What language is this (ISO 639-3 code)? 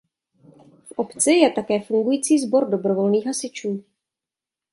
ces